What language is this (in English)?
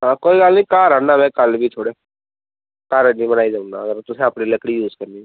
Dogri